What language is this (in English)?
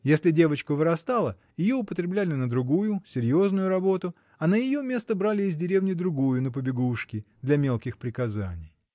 Russian